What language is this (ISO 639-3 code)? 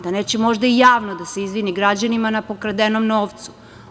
srp